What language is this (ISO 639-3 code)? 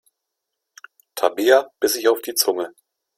deu